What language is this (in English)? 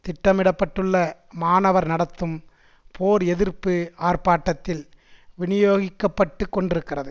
Tamil